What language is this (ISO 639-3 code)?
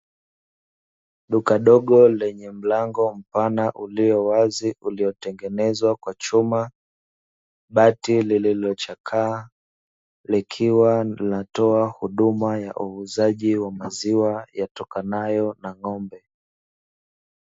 swa